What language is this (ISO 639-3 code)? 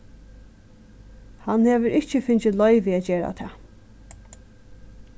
fao